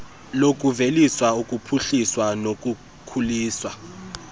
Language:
Xhosa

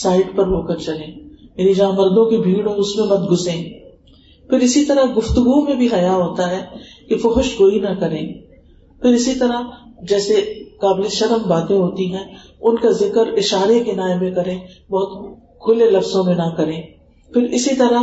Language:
Urdu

